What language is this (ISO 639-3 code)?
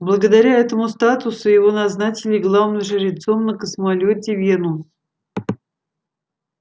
rus